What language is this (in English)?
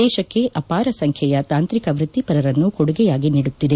Kannada